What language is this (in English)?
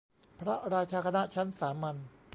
Thai